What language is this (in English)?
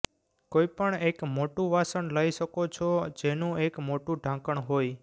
Gujarati